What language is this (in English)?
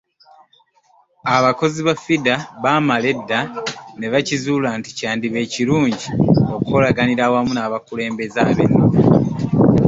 Ganda